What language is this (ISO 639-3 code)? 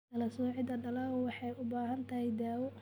som